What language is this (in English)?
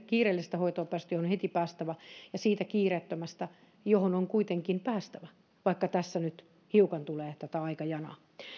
Finnish